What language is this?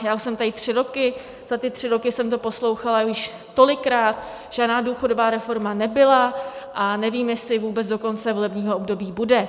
Czech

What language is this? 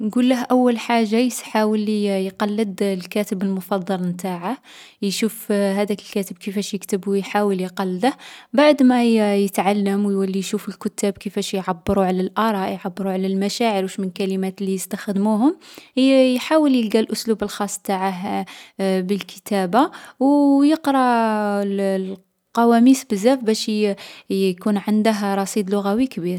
Algerian Arabic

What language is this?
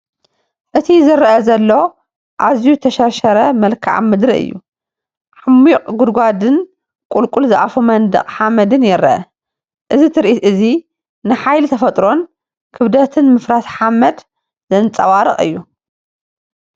Tigrinya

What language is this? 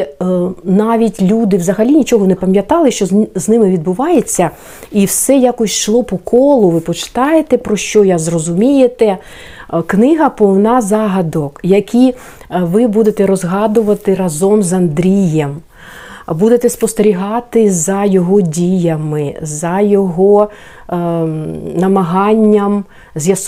Ukrainian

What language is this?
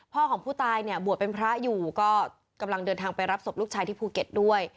Thai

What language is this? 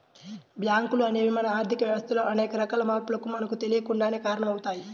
Telugu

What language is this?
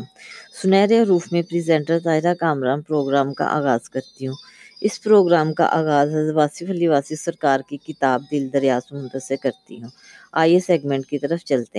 Urdu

